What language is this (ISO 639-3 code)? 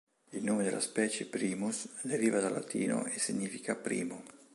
ita